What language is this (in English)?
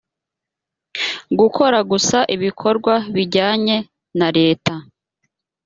Kinyarwanda